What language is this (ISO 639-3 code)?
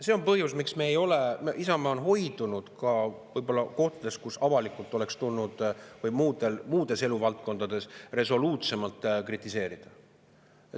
est